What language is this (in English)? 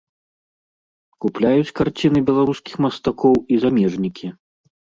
Belarusian